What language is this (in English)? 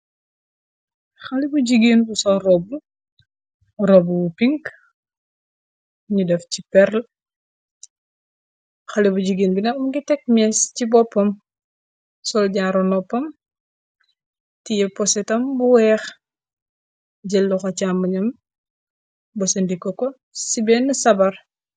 Wolof